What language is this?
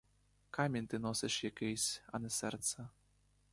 Ukrainian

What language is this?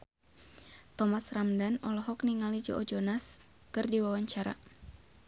Sundanese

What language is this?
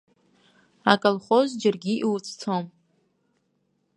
Abkhazian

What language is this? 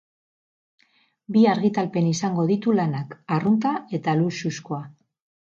Basque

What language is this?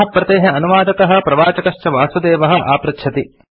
Sanskrit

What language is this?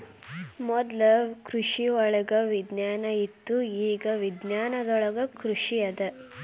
Kannada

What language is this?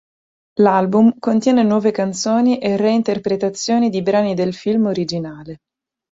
Italian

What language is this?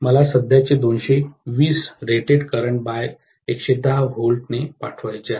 Marathi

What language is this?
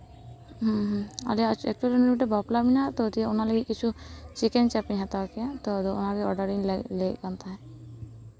Santali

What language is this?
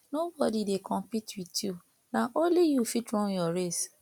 Nigerian Pidgin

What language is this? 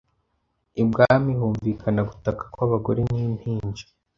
Kinyarwanda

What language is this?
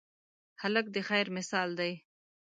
Pashto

